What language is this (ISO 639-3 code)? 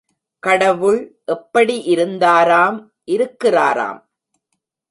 tam